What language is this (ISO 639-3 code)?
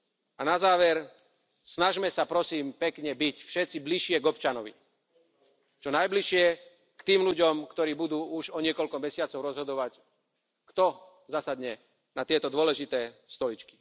slk